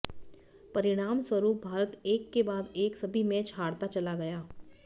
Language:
Hindi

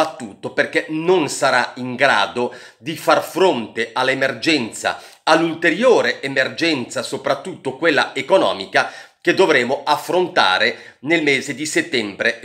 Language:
Italian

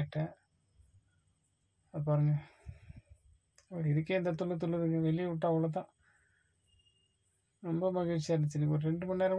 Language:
Norwegian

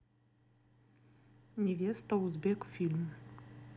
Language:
Russian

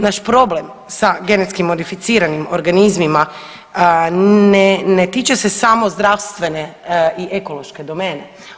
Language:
Croatian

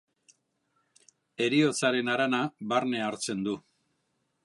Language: Basque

